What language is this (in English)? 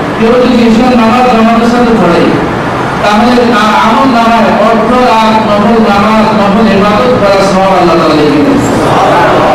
Indonesian